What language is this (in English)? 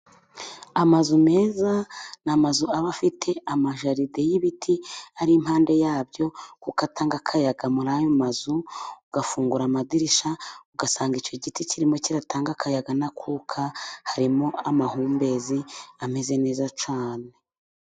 Kinyarwanda